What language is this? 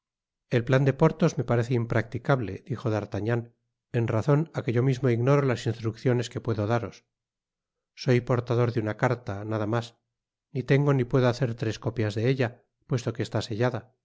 Spanish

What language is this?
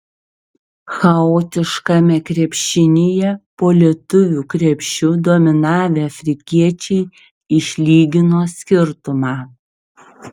Lithuanian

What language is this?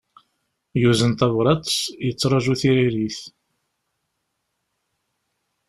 Kabyle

